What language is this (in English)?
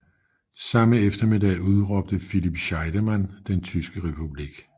Danish